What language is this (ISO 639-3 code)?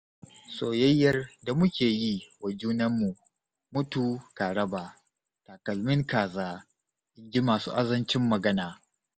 hau